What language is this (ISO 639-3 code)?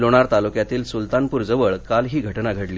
mar